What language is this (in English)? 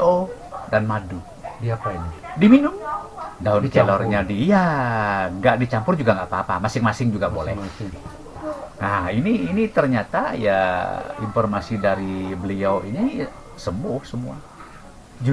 Indonesian